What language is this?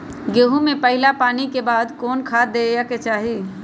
Magahi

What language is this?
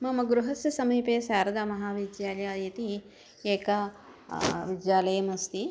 Sanskrit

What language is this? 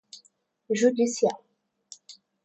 Portuguese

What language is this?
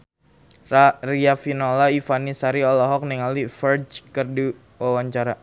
Sundanese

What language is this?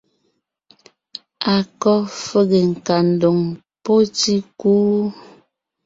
Ngiemboon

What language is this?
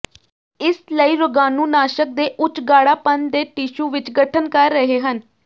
Punjabi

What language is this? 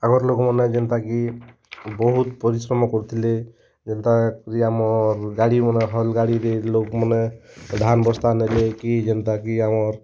Odia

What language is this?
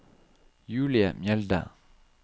Norwegian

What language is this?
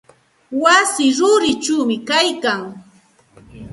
Santa Ana de Tusi Pasco Quechua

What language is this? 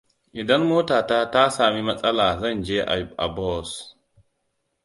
Hausa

